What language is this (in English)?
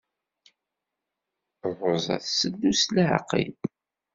Kabyle